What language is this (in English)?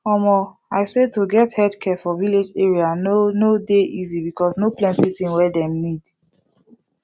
Nigerian Pidgin